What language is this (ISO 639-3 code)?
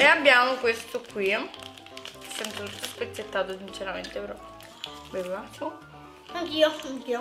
ita